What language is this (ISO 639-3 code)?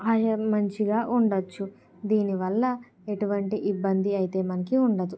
tel